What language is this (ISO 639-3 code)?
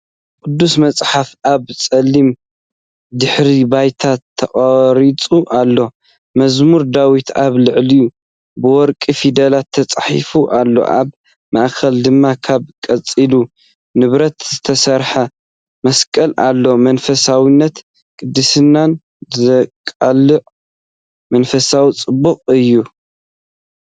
tir